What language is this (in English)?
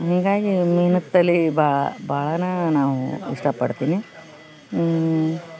Kannada